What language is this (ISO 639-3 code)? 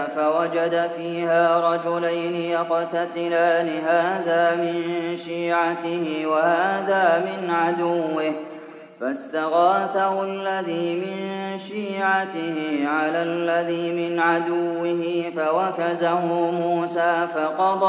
ara